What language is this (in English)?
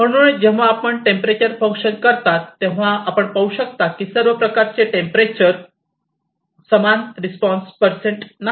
Marathi